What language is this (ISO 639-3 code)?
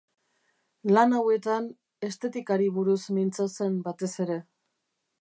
eus